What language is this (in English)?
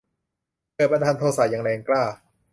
Thai